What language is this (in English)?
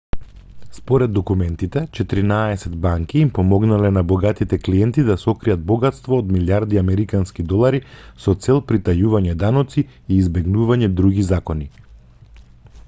Macedonian